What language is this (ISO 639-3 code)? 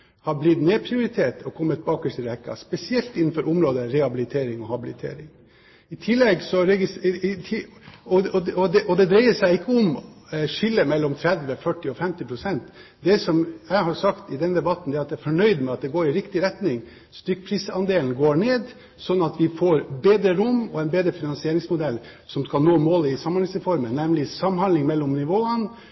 nob